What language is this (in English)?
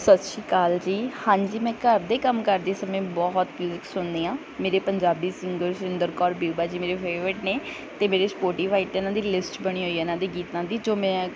Punjabi